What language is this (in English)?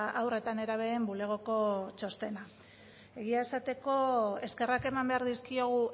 Basque